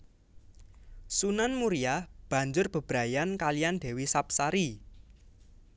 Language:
Javanese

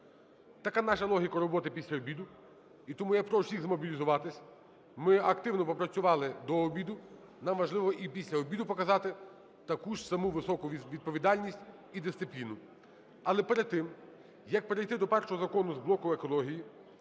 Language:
Ukrainian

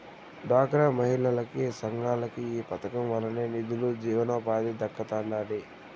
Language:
Telugu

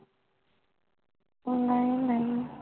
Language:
Punjabi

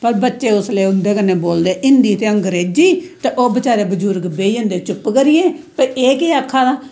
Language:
Dogri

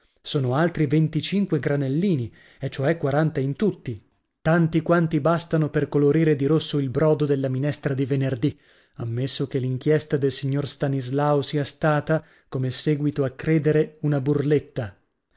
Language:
Italian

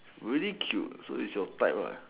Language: English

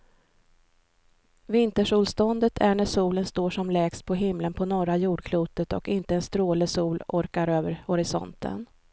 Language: Swedish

